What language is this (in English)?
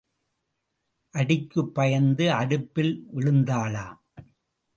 Tamil